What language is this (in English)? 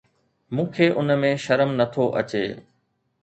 Sindhi